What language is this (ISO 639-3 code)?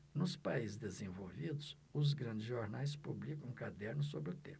por